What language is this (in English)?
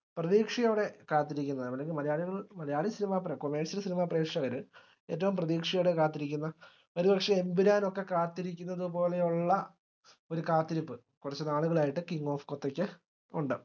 Malayalam